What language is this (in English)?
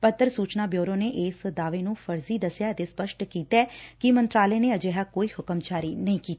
Punjabi